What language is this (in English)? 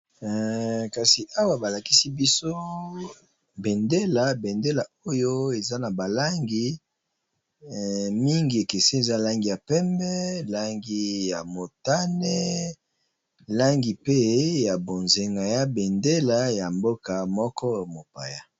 Lingala